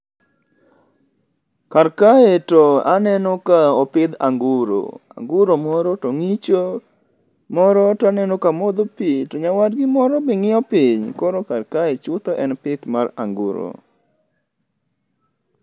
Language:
Luo (Kenya and Tanzania)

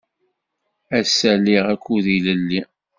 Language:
Kabyle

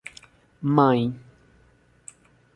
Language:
Portuguese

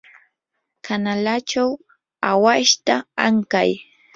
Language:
Yanahuanca Pasco Quechua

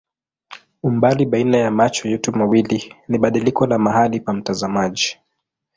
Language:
Swahili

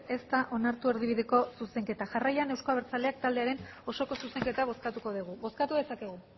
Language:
Basque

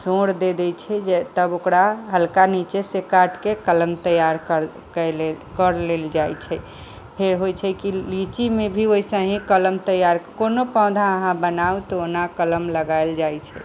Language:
Maithili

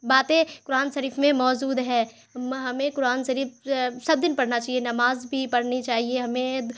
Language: Urdu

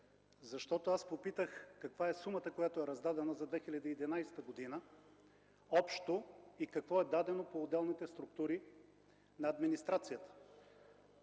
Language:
Bulgarian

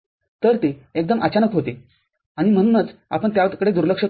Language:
Marathi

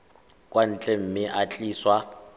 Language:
Tswana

